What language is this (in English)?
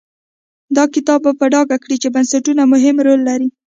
Pashto